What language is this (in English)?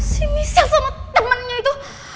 Indonesian